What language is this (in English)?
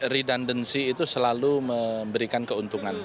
Indonesian